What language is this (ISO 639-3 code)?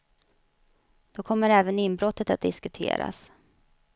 swe